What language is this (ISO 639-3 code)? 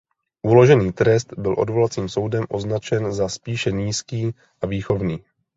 ces